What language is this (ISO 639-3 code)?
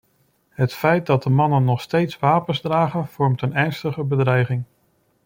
nld